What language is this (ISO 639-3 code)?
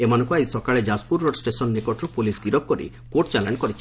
ori